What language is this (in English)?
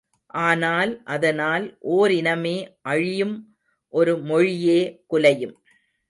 Tamil